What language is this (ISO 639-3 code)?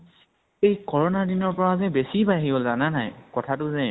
asm